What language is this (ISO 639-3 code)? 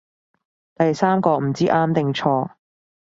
yue